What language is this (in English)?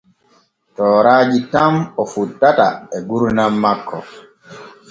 Borgu Fulfulde